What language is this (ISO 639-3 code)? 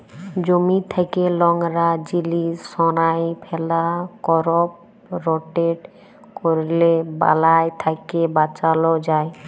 ben